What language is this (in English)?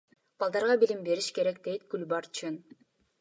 Kyrgyz